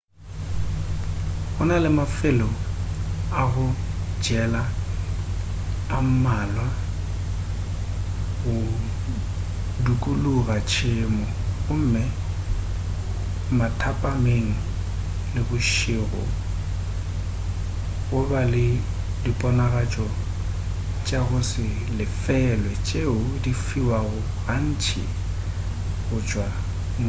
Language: Northern Sotho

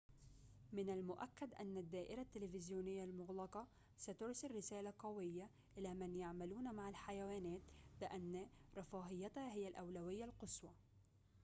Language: Arabic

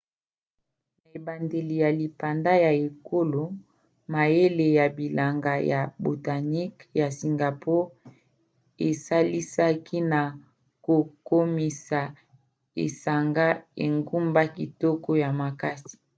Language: Lingala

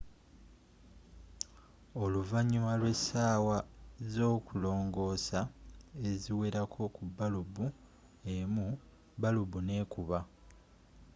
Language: Ganda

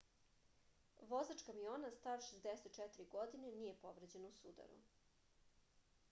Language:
Serbian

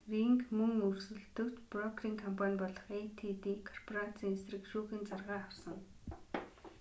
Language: Mongolian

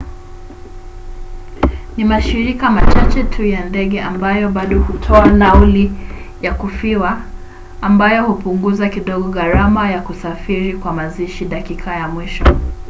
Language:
Swahili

